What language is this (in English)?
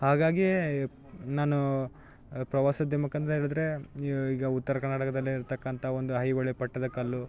Kannada